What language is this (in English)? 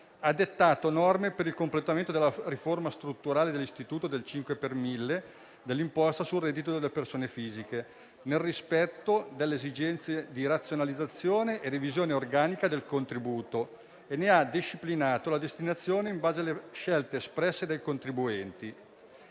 Italian